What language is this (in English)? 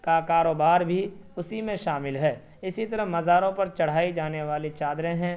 Urdu